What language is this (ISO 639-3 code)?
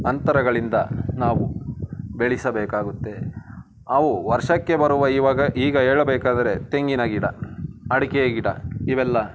kan